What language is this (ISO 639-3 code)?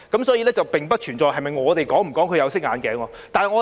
yue